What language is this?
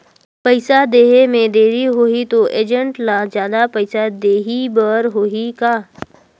Chhattisgarhi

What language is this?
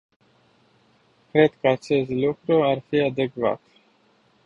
Romanian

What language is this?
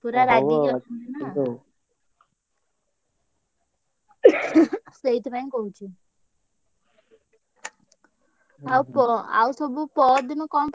Odia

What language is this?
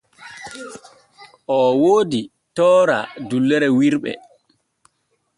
Borgu Fulfulde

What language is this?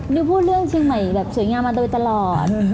Thai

